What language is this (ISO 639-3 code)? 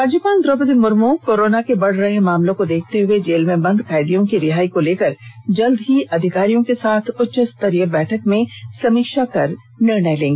hin